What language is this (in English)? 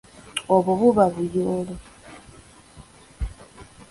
Ganda